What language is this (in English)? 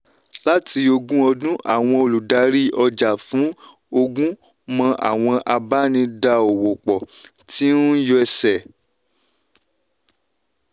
Yoruba